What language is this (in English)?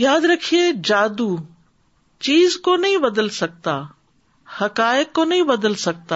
Urdu